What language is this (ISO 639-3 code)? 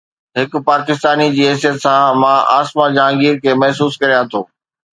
snd